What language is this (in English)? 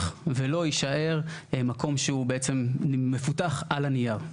Hebrew